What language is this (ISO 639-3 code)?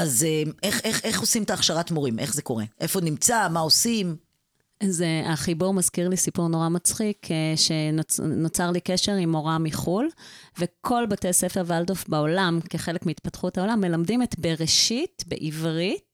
heb